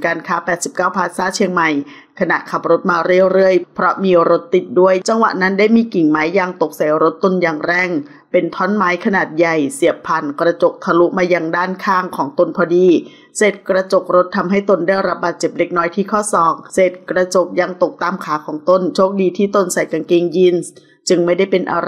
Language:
Thai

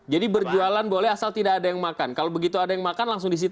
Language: Indonesian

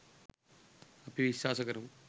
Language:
Sinhala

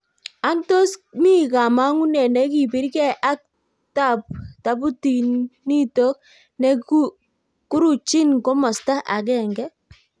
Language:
Kalenjin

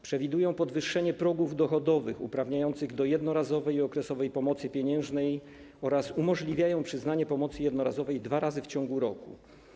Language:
Polish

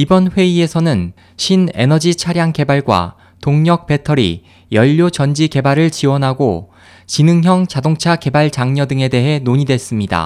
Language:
Korean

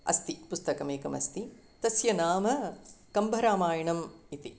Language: Sanskrit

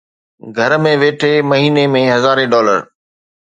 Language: Sindhi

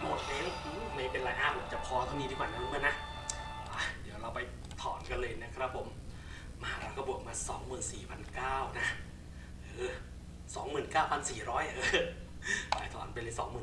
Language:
Thai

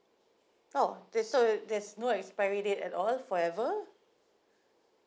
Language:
English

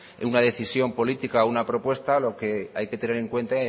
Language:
Spanish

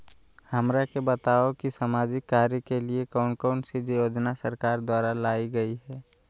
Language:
Magahi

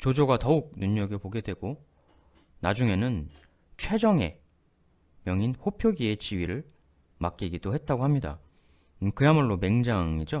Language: Korean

